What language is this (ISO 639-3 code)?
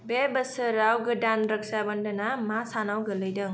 brx